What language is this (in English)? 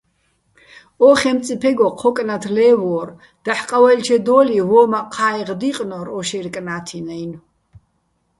Bats